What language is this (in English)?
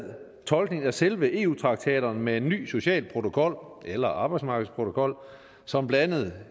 Danish